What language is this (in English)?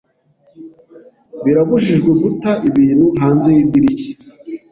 Kinyarwanda